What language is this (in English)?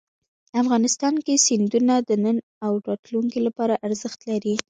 Pashto